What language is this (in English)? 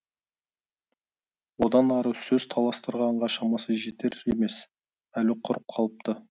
Kazakh